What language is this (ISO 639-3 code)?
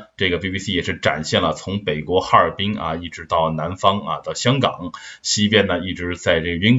zho